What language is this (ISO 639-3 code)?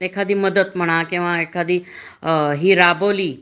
mar